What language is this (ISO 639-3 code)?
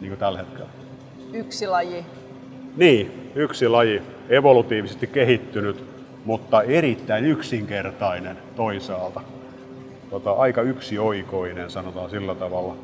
fin